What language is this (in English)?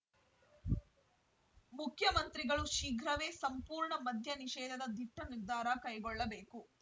Kannada